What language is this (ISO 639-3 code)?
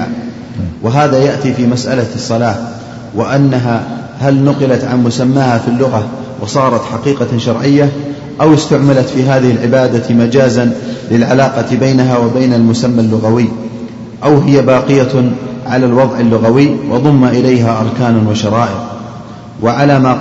ara